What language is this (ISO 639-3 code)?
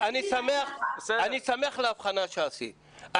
heb